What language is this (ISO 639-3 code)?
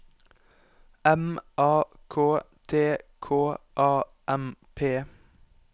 nor